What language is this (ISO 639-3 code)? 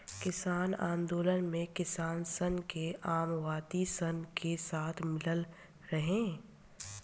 bho